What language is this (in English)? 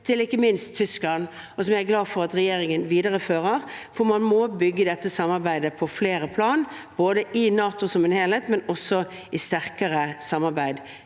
Norwegian